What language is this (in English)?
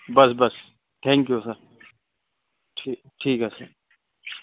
Urdu